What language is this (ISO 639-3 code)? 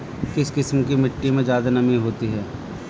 hin